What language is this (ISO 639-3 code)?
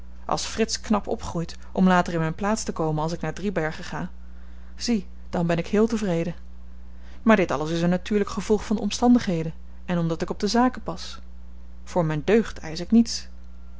nld